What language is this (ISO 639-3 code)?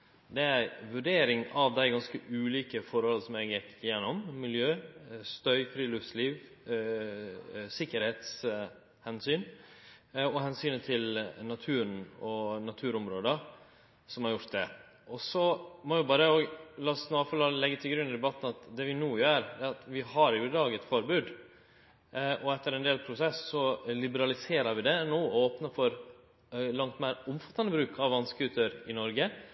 nno